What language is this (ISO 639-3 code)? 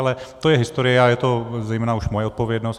ces